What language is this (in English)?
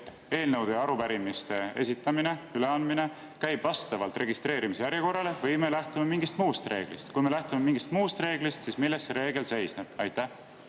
Estonian